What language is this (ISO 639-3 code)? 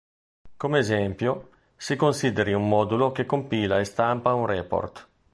ita